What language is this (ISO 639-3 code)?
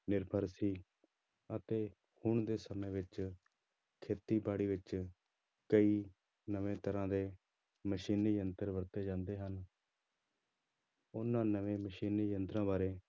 pan